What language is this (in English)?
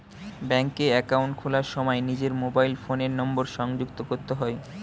Bangla